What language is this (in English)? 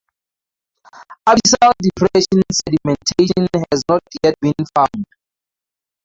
English